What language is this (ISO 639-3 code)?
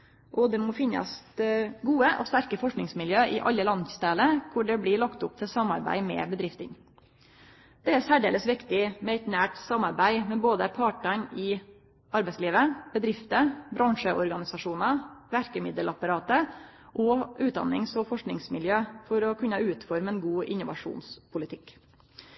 nno